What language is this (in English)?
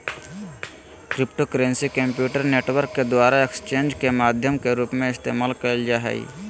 Magahi